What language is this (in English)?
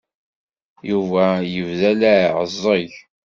Kabyle